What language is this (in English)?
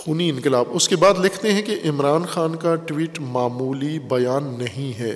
Urdu